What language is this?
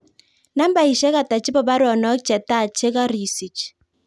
Kalenjin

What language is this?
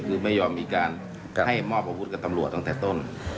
Thai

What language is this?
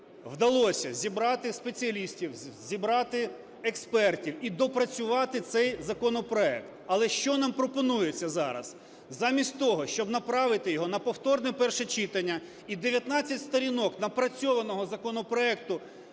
Ukrainian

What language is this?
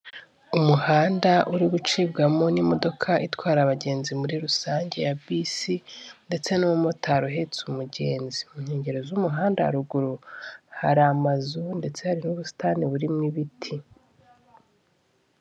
Kinyarwanda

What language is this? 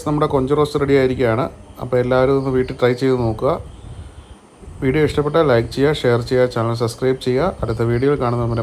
Arabic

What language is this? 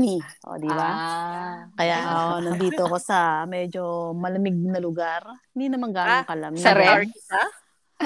Filipino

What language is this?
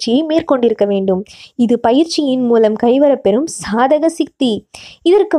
Tamil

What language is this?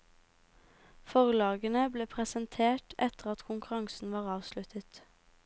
Norwegian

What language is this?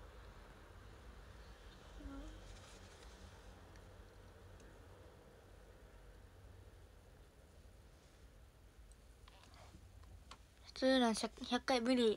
Japanese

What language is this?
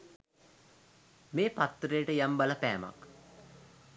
Sinhala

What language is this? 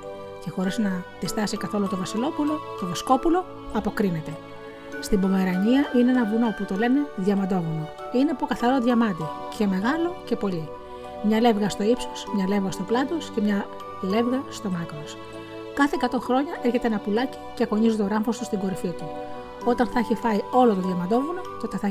Greek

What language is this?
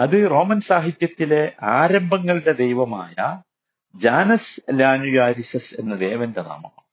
Malayalam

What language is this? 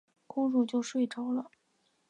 Chinese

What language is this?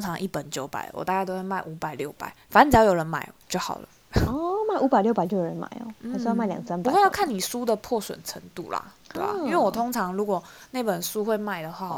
Chinese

